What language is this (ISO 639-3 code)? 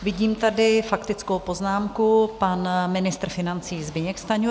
ces